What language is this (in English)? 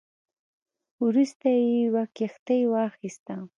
Pashto